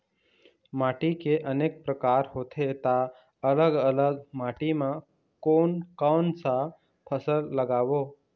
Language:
Chhattisgarhi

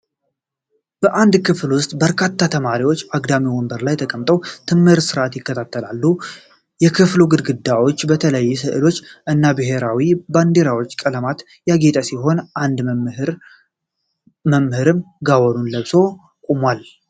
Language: Amharic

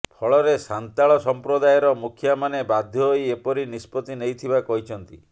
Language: Odia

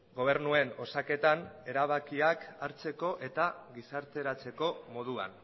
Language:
Basque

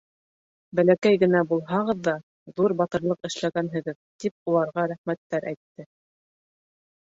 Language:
Bashkir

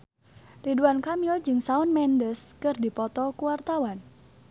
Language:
Sundanese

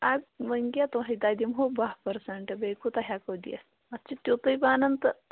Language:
Kashmiri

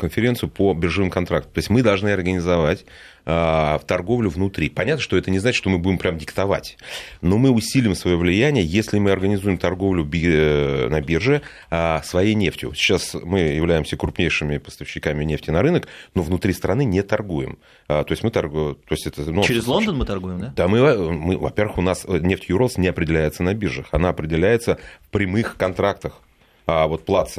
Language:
Russian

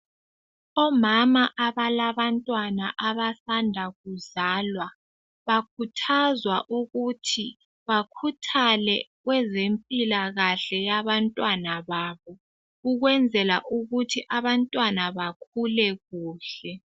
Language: North Ndebele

